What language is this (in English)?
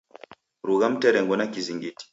Taita